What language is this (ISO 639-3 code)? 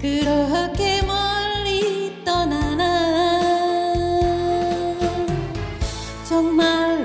kor